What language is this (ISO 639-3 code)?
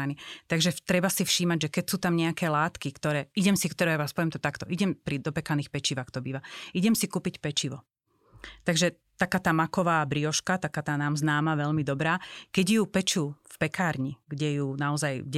slk